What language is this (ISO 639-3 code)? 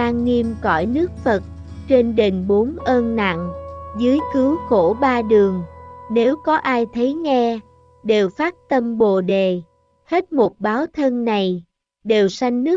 vie